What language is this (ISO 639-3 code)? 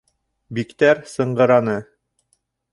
bak